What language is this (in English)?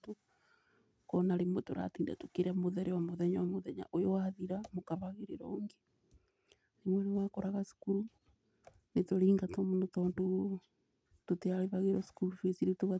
Kikuyu